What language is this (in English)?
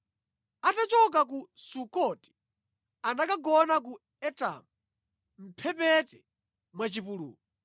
Nyanja